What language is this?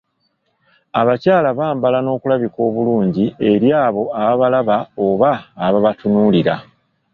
Ganda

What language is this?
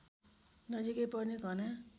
Nepali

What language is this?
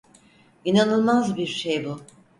Turkish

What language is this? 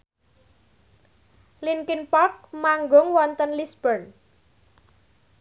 Javanese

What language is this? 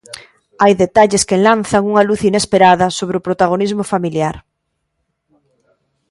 Galician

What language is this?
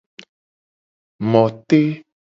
Gen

